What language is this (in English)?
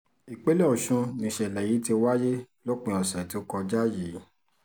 Yoruba